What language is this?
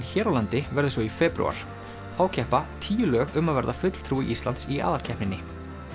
Icelandic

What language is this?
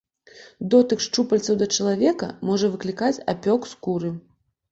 Belarusian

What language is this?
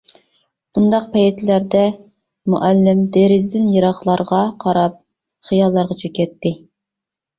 Uyghur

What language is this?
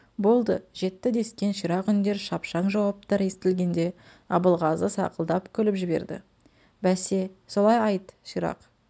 Kazakh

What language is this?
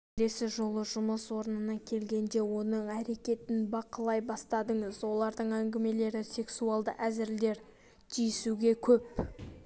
Kazakh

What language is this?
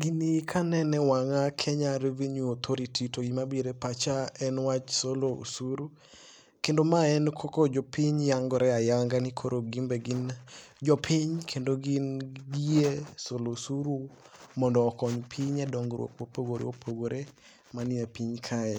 Luo (Kenya and Tanzania)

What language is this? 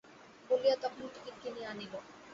Bangla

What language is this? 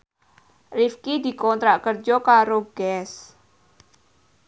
Javanese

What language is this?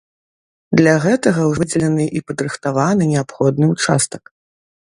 Belarusian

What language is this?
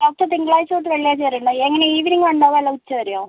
Malayalam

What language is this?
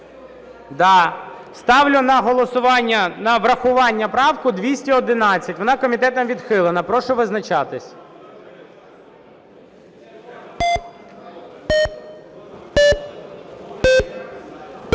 Ukrainian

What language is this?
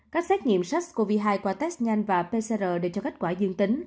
Vietnamese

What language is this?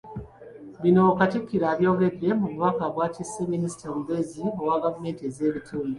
Ganda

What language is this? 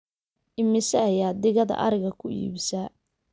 Somali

